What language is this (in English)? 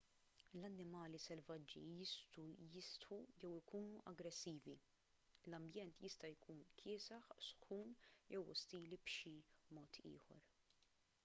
Maltese